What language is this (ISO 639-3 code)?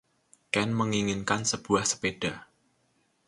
ind